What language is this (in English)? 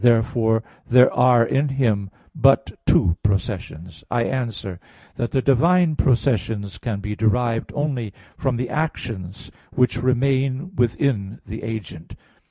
English